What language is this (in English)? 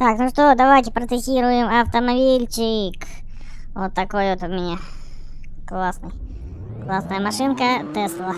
Russian